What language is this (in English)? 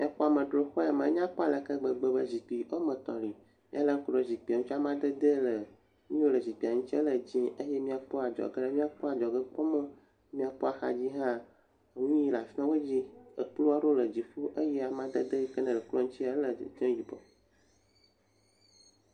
Ewe